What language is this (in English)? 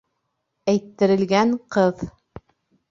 Bashkir